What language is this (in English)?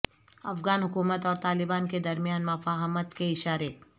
Urdu